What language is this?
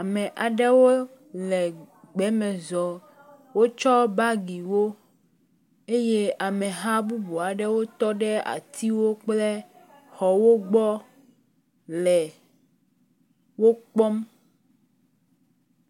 Ewe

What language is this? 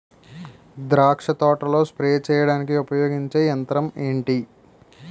Telugu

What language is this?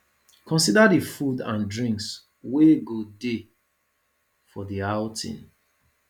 Nigerian Pidgin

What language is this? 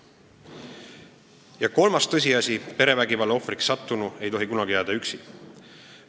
Estonian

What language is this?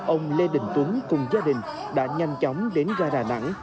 Vietnamese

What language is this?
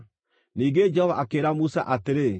Kikuyu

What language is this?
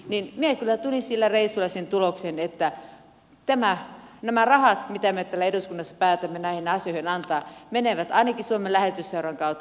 Finnish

